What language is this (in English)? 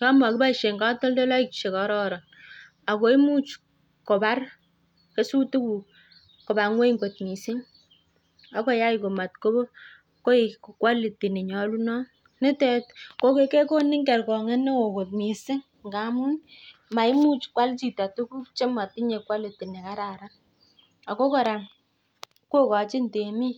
Kalenjin